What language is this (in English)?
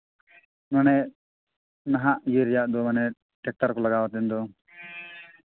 Santali